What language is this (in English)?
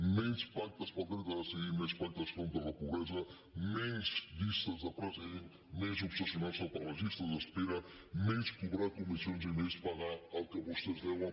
Catalan